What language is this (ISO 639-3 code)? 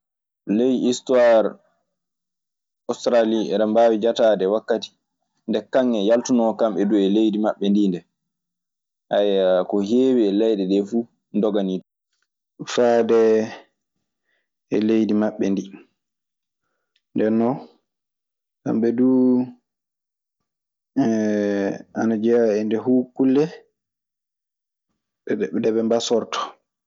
ffm